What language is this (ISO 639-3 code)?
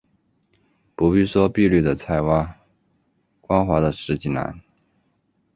zho